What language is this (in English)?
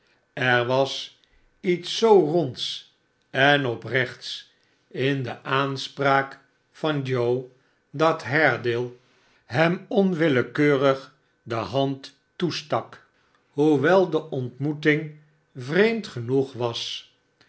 Dutch